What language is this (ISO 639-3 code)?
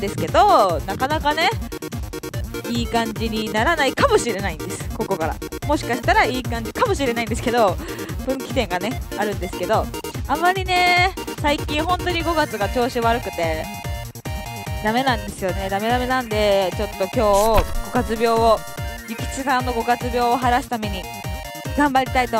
jpn